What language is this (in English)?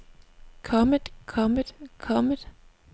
Danish